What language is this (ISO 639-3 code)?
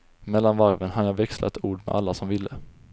swe